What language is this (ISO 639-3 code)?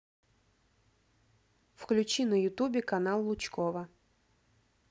rus